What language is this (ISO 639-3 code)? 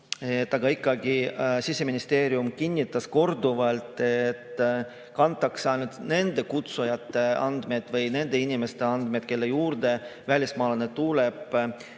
est